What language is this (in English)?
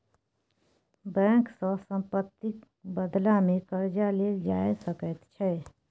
Maithili